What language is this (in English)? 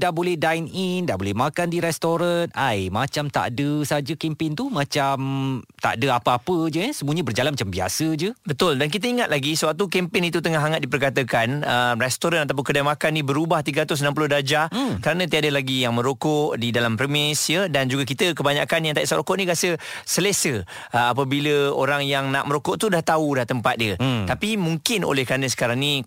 Malay